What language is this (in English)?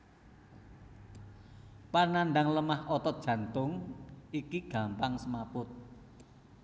Javanese